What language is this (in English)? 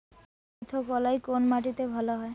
Bangla